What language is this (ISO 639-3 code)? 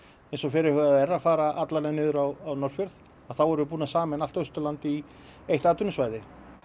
isl